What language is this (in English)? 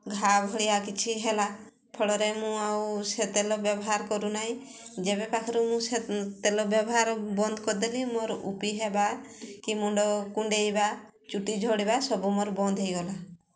Odia